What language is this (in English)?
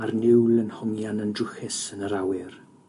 Welsh